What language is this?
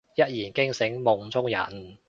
Cantonese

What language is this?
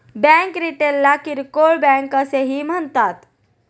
Marathi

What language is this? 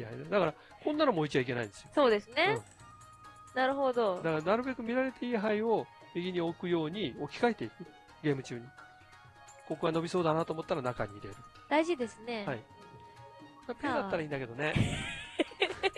Japanese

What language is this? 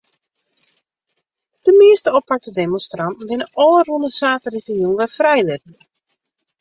Western Frisian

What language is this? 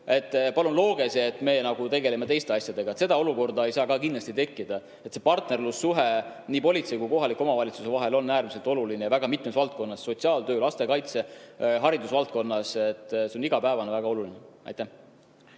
Estonian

